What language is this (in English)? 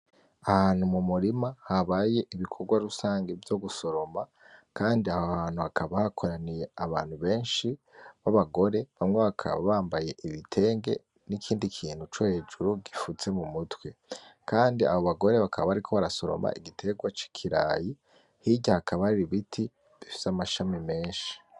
Rundi